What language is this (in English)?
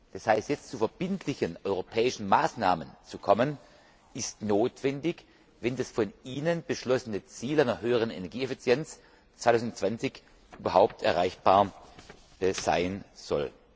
German